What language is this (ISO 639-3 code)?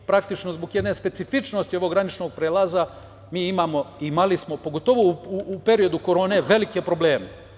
srp